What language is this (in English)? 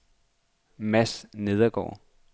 Danish